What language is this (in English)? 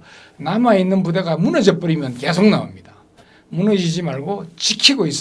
Korean